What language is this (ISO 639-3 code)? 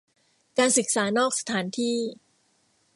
tha